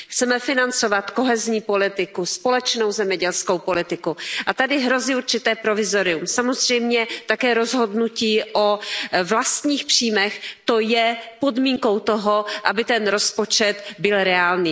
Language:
Czech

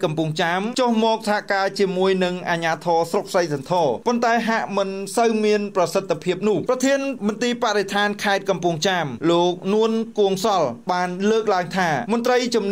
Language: Thai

